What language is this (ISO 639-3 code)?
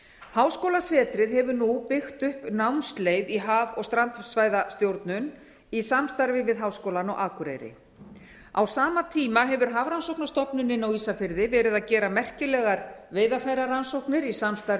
isl